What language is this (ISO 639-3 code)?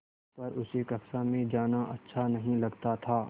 hin